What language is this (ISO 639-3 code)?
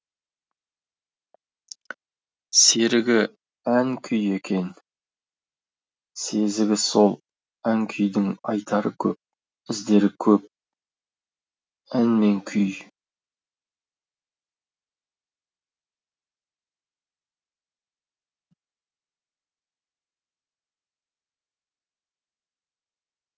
kaz